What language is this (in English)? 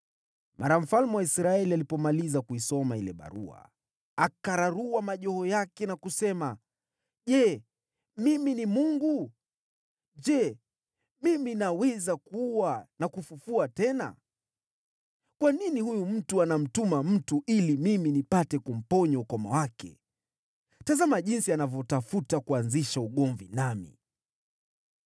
Swahili